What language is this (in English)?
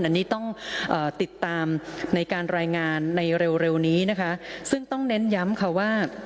Thai